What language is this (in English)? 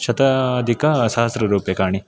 Sanskrit